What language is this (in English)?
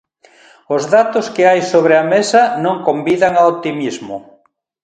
Galician